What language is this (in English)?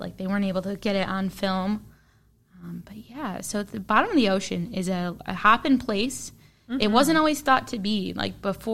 English